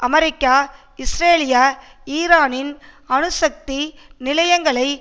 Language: Tamil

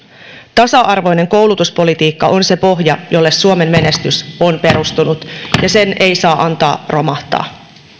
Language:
Finnish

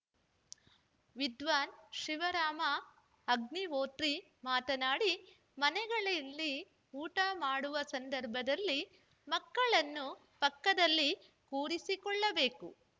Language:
Kannada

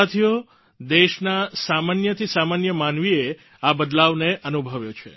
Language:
Gujarati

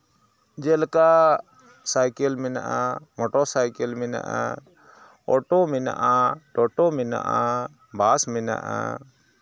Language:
Santali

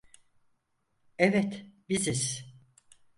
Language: Turkish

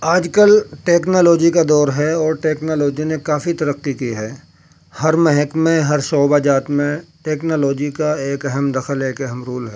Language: Urdu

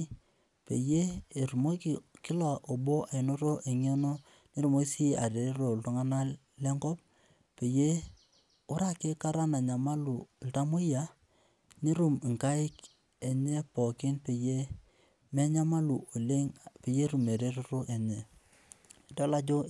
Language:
Masai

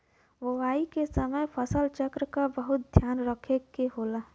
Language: Bhojpuri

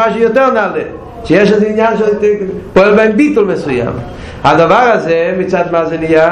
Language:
Hebrew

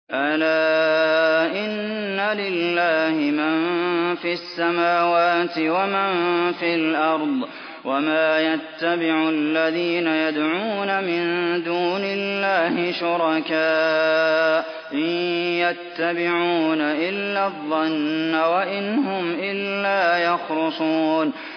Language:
Arabic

